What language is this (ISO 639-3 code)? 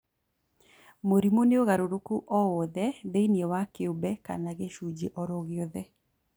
kik